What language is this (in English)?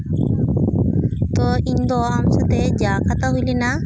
Santali